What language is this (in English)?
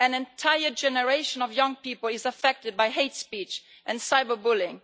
English